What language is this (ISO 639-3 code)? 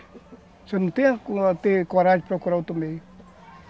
por